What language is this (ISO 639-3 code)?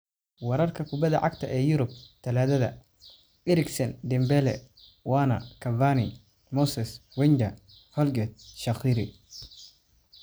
som